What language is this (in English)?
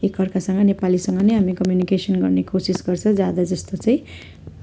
Nepali